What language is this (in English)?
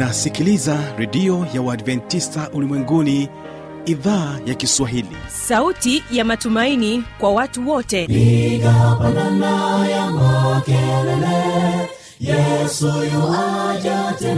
Swahili